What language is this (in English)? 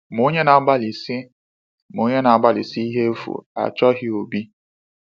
Igbo